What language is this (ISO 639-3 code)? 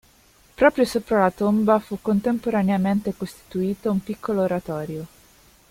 ita